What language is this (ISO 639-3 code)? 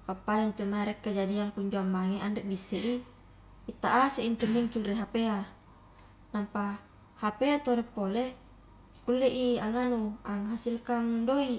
kjk